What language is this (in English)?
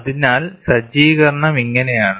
Malayalam